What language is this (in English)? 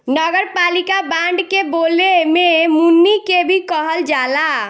Bhojpuri